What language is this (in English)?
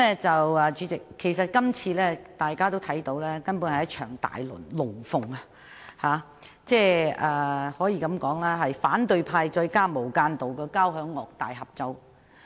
Cantonese